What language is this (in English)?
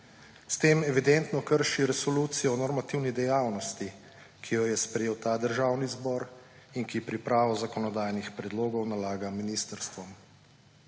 Slovenian